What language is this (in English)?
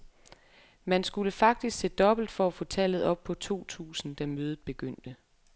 Danish